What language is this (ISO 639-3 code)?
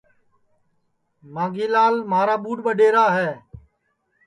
ssi